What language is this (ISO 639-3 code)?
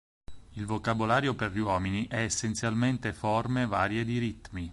ita